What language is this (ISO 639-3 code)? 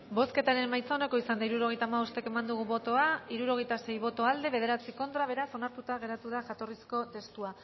eus